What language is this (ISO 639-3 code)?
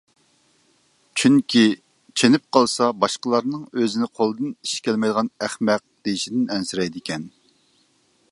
uig